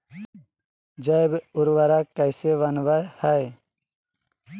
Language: Magahi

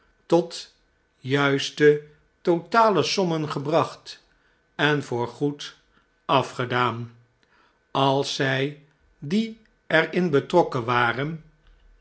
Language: Dutch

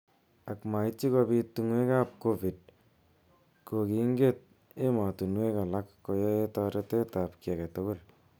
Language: Kalenjin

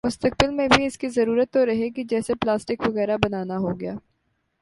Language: Urdu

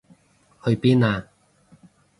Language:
Cantonese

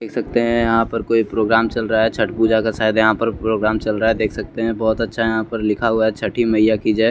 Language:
Hindi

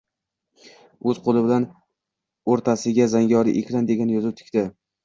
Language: Uzbek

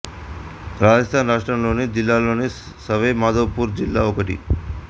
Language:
Telugu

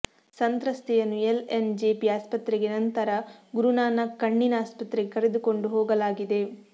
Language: Kannada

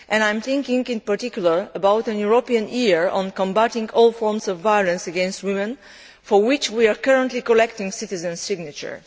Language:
English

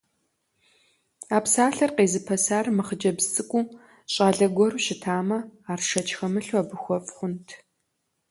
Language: Kabardian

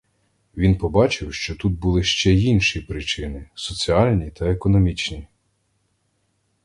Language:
Ukrainian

